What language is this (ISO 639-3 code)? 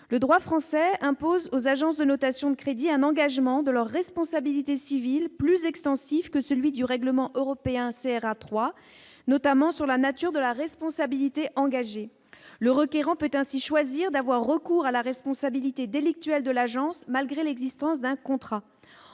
fra